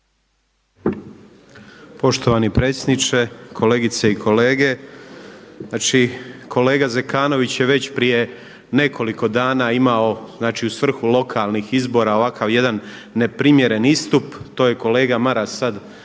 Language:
Croatian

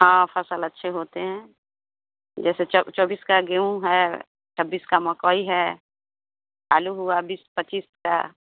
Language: Hindi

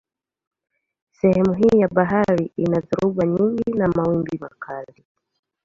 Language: Swahili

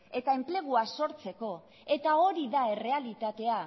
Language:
Basque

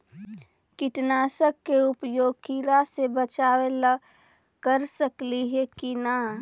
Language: Magahi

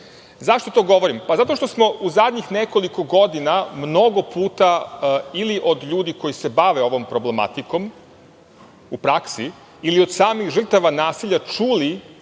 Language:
Serbian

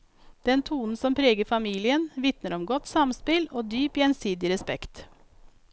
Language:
Norwegian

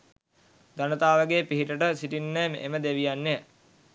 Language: Sinhala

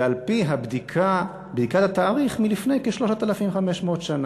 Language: Hebrew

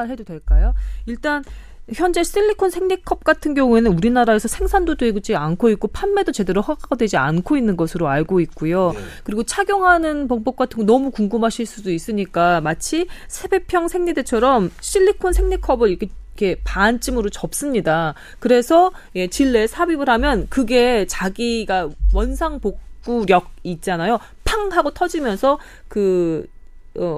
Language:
Korean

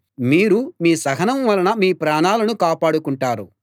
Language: Telugu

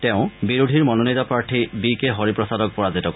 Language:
Assamese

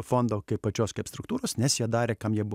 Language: Lithuanian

